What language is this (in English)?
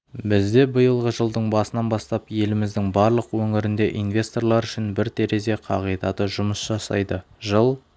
Kazakh